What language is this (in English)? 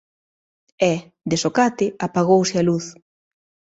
Galician